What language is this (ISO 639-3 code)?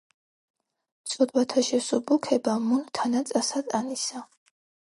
kat